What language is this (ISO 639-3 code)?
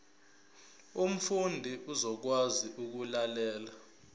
zul